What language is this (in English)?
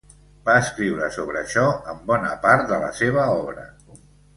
Catalan